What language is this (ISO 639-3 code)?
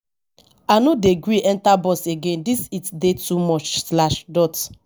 pcm